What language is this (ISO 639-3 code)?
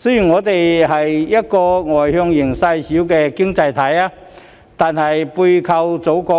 yue